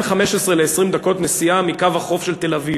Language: Hebrew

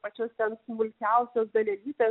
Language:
Lithuanian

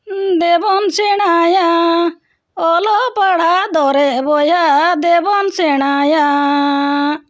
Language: Santali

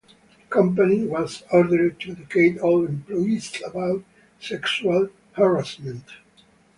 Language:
English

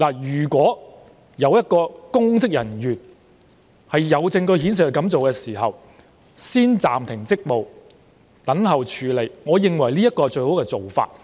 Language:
Cantonese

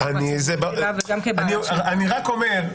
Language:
Hebrew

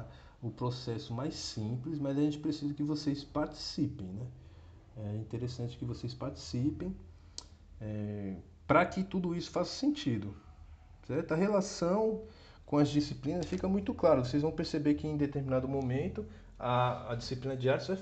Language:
Portuguese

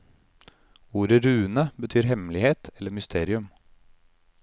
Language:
Norwegian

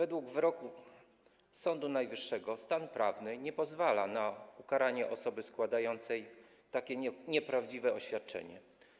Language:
Polish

